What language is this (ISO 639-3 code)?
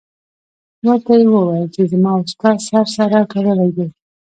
pus